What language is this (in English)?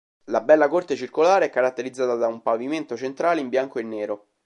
Italian